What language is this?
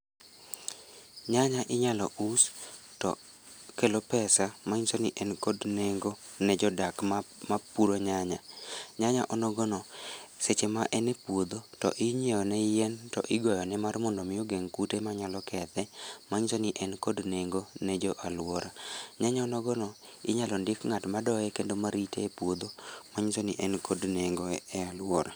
Luo (Kenya and Tanzania)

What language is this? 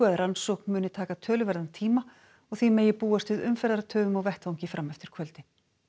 Icelandic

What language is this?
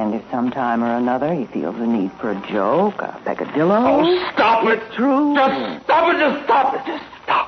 English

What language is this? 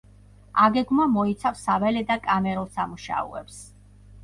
Georgian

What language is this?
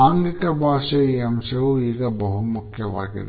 Kannada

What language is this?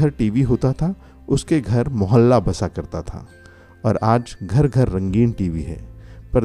Hindi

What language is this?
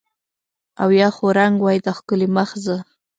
Pashto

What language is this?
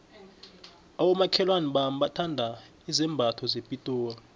South Ndebele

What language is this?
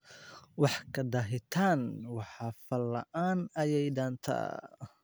Somali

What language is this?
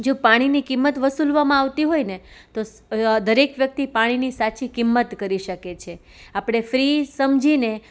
Gujarati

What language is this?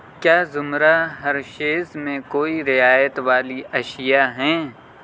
Urdu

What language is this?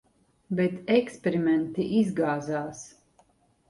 Latvian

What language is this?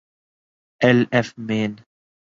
Urdu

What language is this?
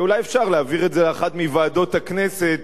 Hebrew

